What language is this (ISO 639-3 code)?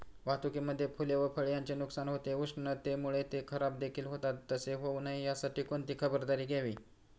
mar